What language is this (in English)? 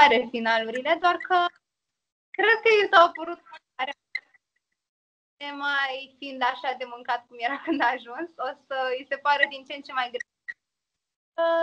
Romanian